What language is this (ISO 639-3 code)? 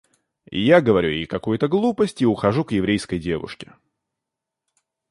rus